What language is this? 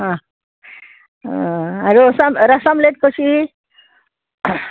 Konkani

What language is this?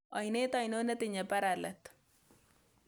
Kalenjin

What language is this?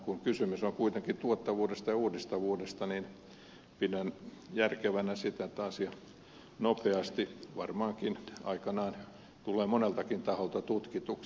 Finnish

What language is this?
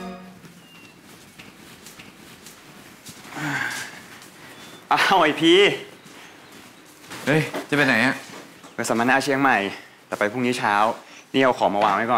Thai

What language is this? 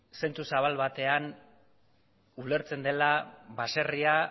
Basque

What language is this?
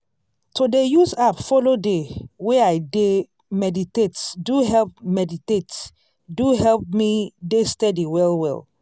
Nigerian Pidgin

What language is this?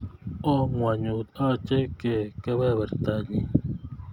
Kalenjin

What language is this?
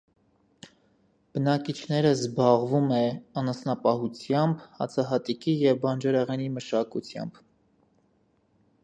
Armenian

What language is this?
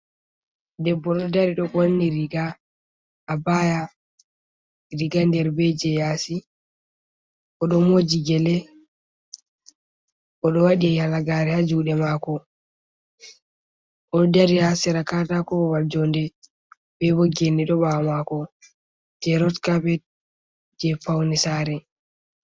Fula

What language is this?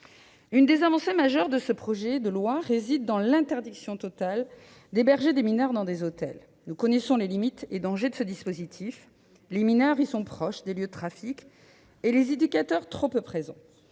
French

